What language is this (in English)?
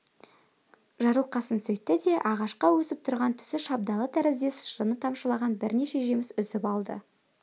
Kazakh